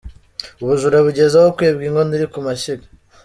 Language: Kinyarwanda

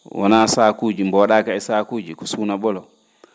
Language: Fula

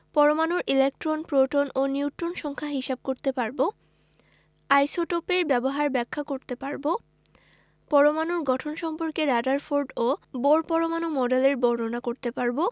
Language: Bangla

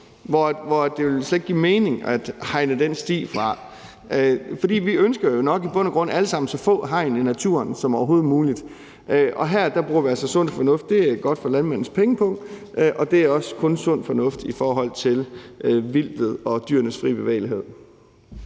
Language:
Danish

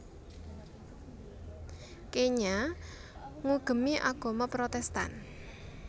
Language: Javanese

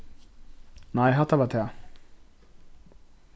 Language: Faroese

